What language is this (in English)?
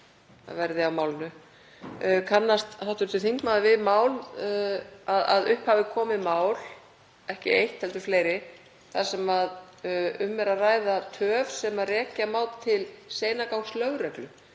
Icelandic